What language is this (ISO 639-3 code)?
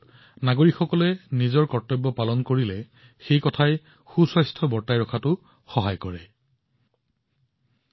asm